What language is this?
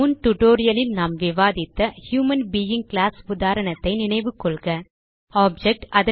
Tamil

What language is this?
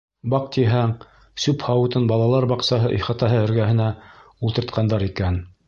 Bashkir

